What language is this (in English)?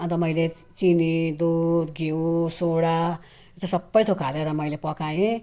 Nepali